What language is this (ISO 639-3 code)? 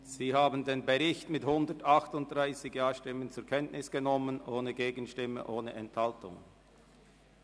gsw